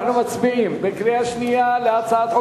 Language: Hebrew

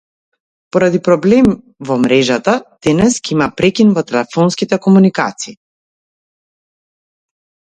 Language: Macedonian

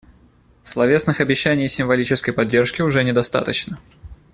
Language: Russian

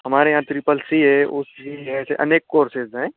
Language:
Hindi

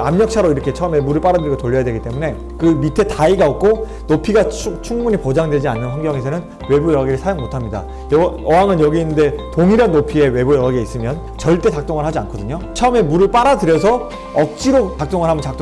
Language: Korean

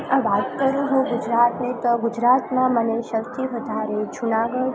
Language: Gujarati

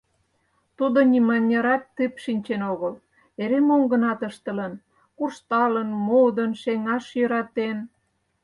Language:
Mari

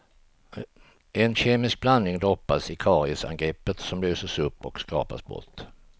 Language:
Swedish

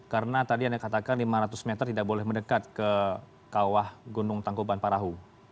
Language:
Indonesian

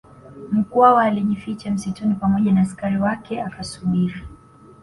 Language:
Swahili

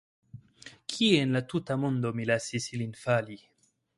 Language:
Esperanto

